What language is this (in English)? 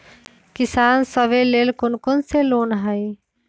Magahi